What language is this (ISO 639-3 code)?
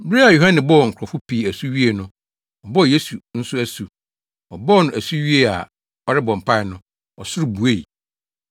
aka